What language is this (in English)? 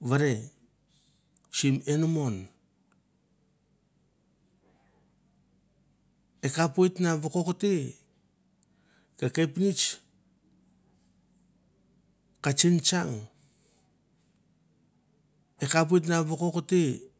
Mandara